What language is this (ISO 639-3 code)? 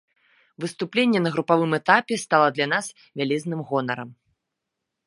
bel